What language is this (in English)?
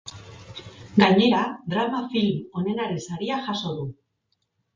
Basque